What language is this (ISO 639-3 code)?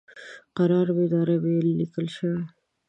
pus